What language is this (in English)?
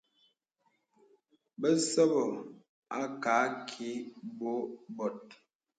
Bebele